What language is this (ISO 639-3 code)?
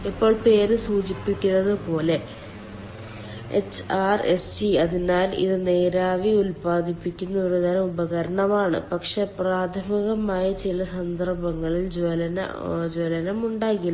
mal